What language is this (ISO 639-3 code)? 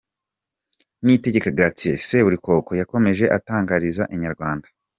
kin